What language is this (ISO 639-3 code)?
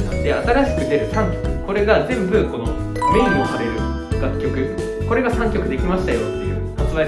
jpn